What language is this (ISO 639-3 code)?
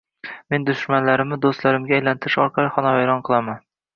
uzb